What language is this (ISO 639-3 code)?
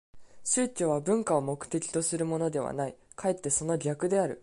jpn